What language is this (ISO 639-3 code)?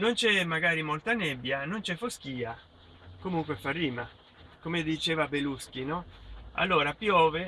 ita